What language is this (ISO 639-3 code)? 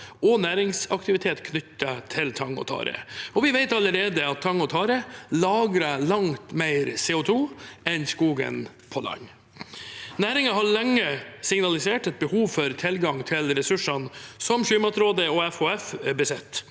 nor